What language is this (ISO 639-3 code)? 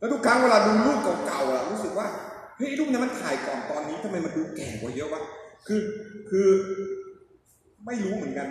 tha